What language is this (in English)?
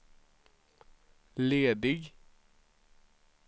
Swedish